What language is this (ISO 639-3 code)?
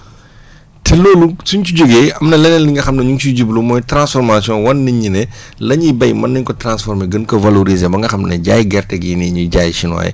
wol